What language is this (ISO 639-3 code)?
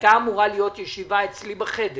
heb